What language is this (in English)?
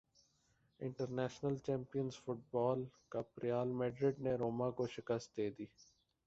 Urdu